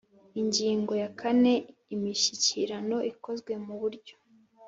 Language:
Kinyarwanda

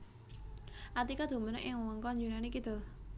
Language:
Javanese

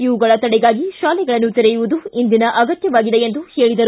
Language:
Kannada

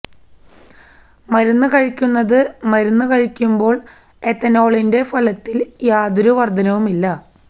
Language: Malayalam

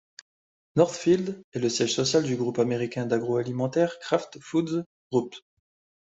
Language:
French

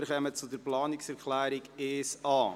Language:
Swiss German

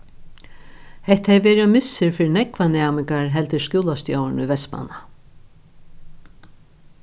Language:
Faroese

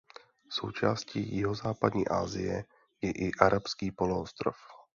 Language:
Czech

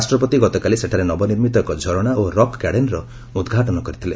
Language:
Odia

